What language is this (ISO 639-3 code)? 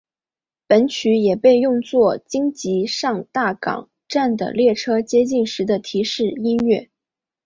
zho